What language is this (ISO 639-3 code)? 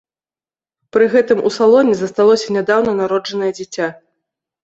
bel